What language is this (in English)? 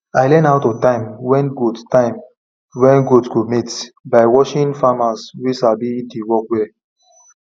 Nigerian Pidgin